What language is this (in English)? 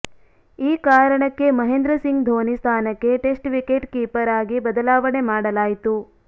Kannada